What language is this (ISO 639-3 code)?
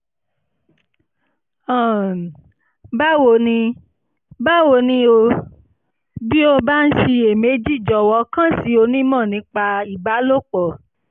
yor